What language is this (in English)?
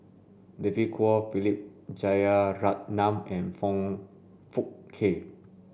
English